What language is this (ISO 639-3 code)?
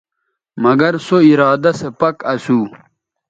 btv